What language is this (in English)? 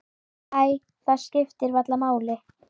Icelandic